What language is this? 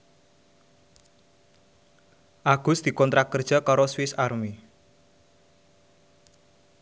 Javanese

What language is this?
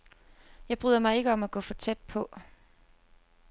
Danish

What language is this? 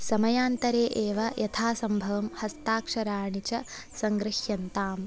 Sanskrit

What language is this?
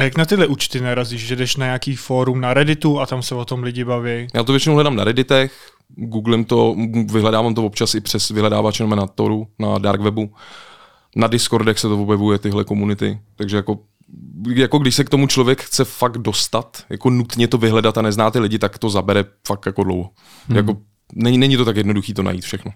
Czech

